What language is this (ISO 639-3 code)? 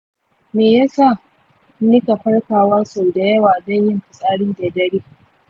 hau